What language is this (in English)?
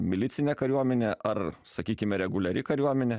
Lithuanian